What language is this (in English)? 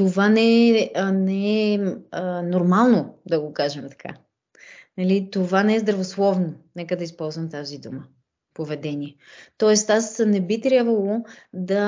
Bulgarian